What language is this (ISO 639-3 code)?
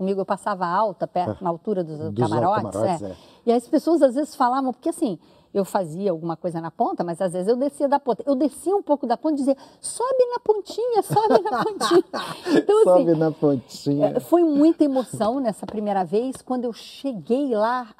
por